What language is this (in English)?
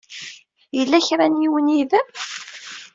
Kabyle